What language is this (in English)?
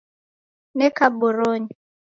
Taita